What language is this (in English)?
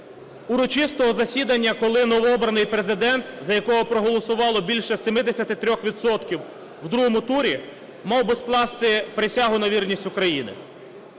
Ukrainian